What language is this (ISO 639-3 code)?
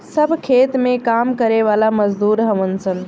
bho